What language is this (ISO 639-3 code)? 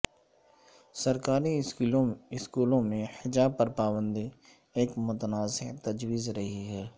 urd